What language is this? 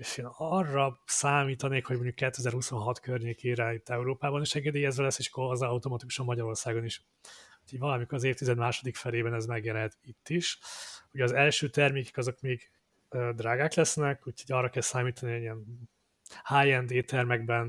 Hungarian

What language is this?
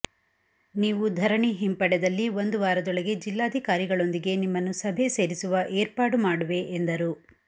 Kannada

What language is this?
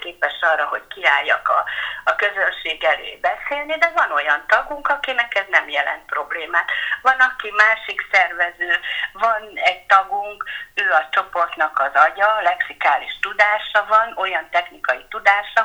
Hungarian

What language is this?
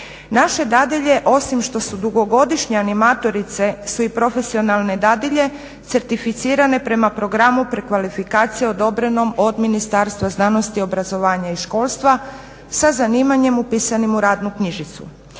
Croatian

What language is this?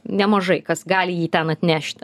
Lithuanian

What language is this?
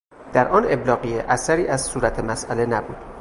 Persian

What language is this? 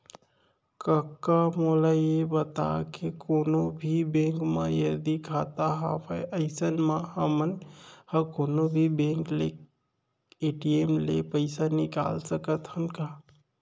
Chhattisgarhi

